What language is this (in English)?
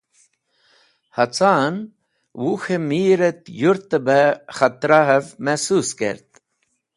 Wakhi